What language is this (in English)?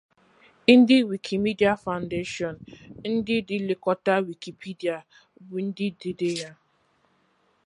Igbo